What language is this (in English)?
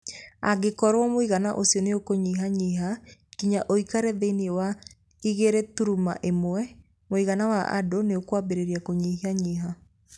Kikuyu